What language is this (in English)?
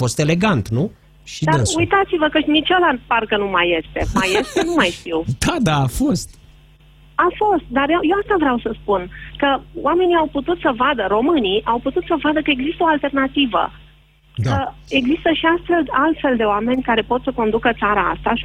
Romanian